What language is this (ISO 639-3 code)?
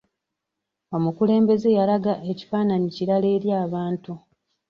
lug